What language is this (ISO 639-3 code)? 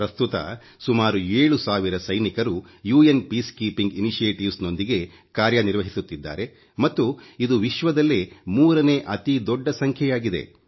kan